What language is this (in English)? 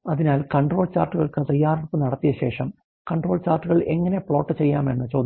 Malayalam